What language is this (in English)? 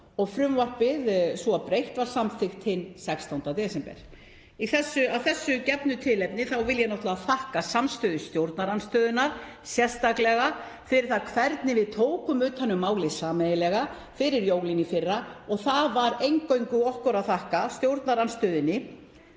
Icelandic